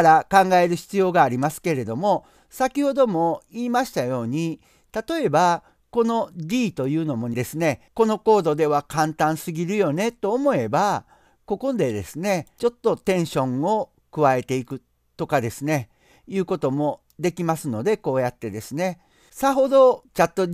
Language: Japanese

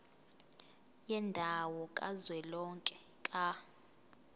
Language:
Zulu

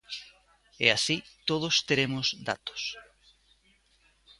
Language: Galician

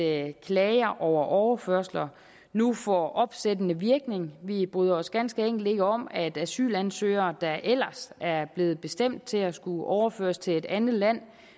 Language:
Danish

